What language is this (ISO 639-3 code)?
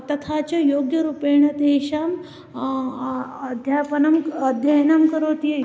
san